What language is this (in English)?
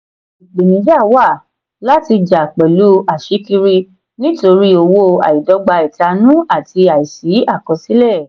Yoruba